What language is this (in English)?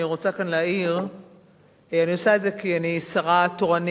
Hebrew